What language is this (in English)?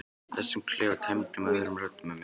Icelandic